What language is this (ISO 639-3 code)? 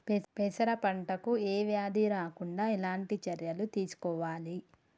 tel